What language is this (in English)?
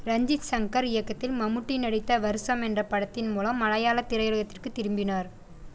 Tamil